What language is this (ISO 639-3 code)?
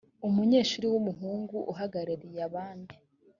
kin